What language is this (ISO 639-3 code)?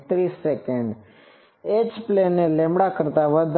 guj